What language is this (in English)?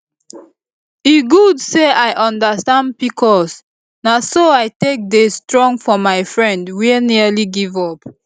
Nigerian Pidgin